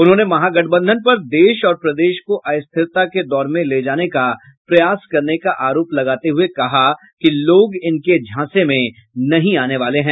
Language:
Hindi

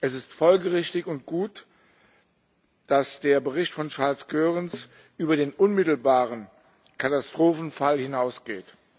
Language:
German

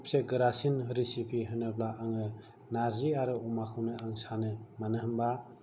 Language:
Bodo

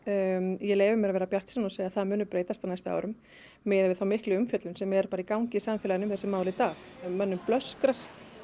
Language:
Icelandic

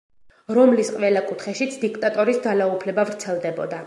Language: Georgian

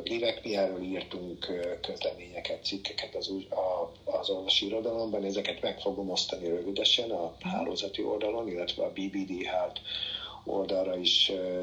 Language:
Hungarian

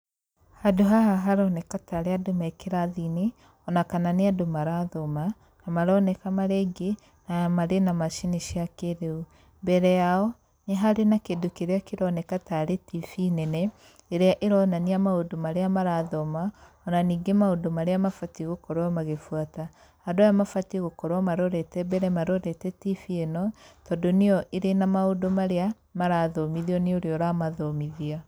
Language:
Kikuyu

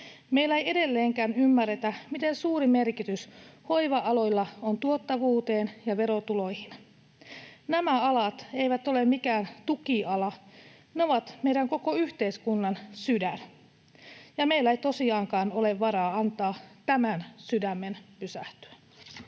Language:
Finnish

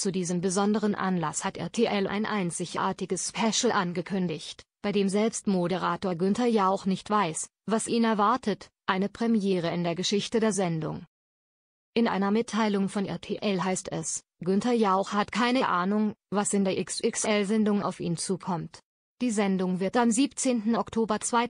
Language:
German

